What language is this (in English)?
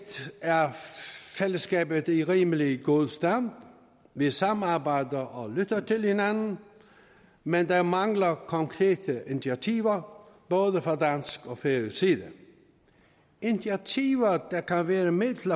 Danish